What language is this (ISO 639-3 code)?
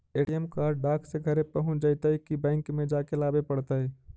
mag